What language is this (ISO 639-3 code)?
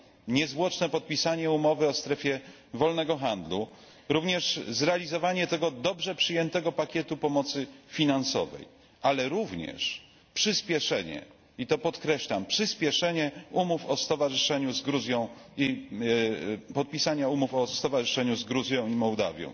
pol